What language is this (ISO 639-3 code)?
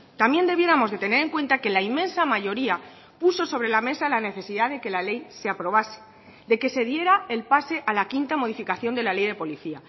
spa